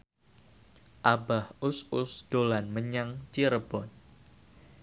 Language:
Javanese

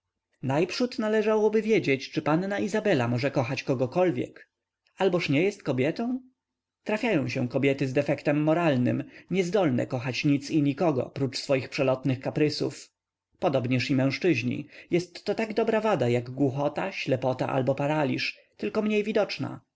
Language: Polish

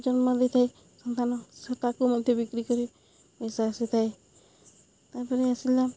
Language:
Odia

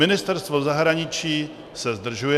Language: Czech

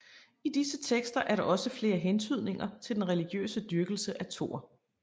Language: Danish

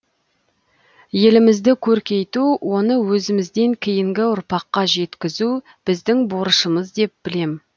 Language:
Kazakh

